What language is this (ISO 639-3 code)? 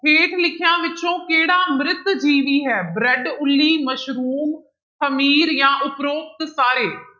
pan